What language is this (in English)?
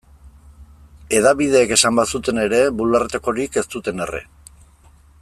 Basque